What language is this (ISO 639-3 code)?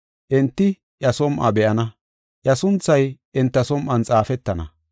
gof